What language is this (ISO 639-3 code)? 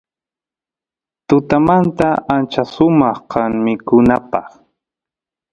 qus